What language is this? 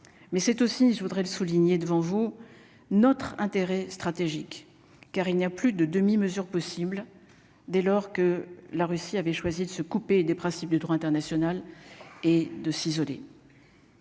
French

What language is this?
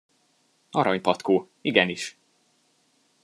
Hungarian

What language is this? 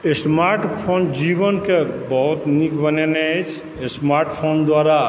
Maithili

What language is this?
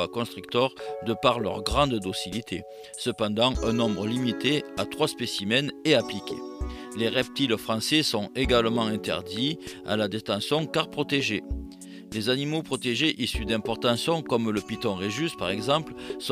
French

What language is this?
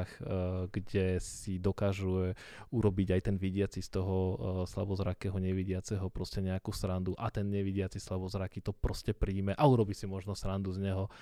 Slovak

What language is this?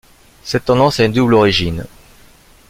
French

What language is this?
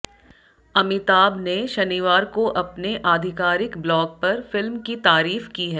Hindi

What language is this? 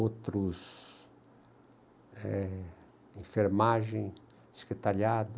Portuguese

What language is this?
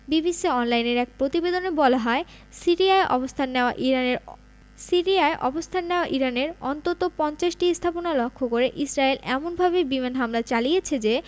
Bangla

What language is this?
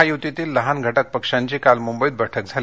Marathi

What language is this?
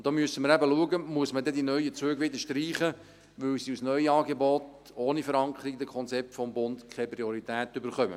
Swiss German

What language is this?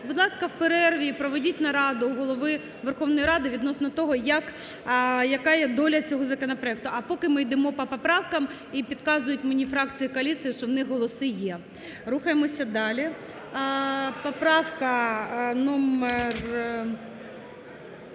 Ukrainian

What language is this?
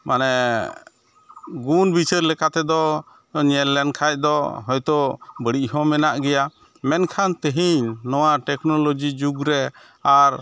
Santali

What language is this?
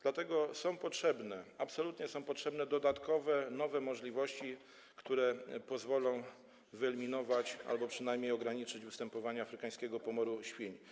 Polish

